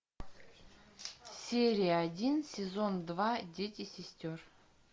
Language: Russian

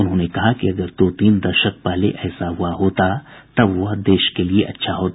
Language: Hindi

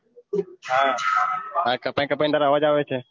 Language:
Gujarati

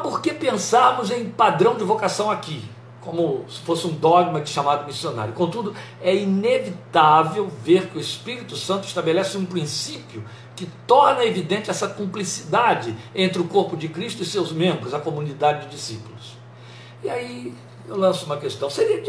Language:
Portuguese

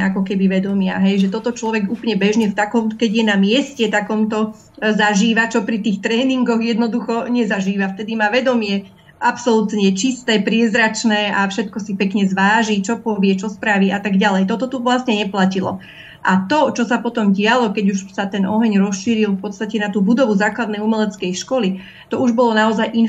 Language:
Slovak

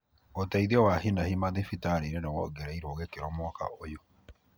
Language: Kikuyu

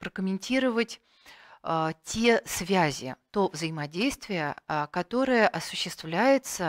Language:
Russian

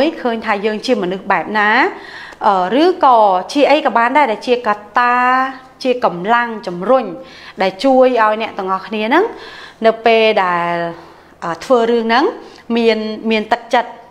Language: Thai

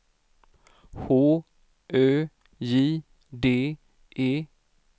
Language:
Swedish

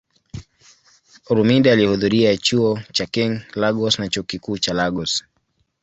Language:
Swahili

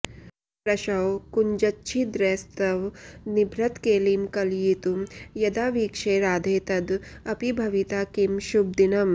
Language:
Sanskrit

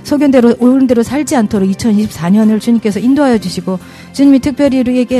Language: Korean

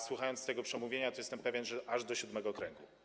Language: Polish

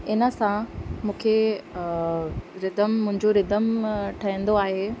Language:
Sindhi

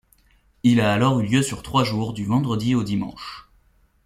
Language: French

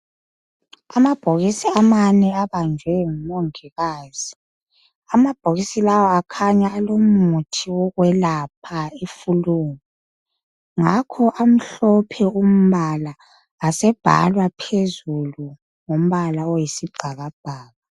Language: North Ndebele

